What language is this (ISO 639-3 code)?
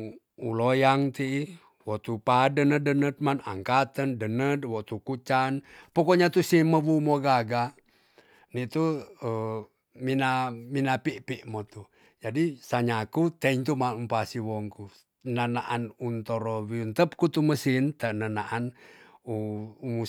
txs